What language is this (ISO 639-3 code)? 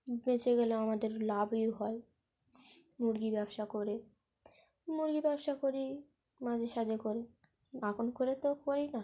ben